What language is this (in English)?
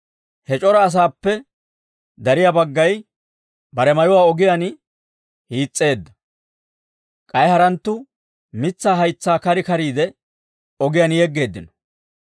Dawro